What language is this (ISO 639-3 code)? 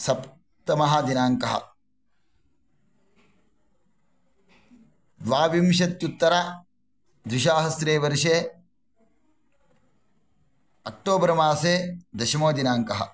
san